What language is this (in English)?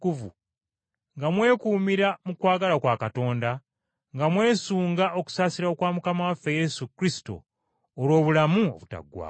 Ganda